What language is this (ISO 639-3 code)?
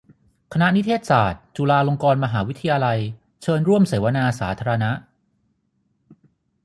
tha